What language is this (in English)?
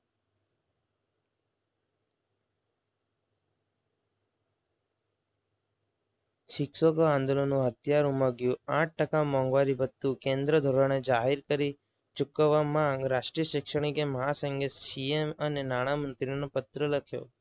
Gujarati